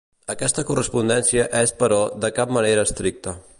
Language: Catalan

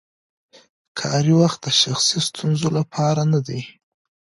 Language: Pashto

